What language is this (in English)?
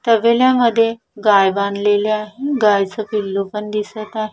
Marathi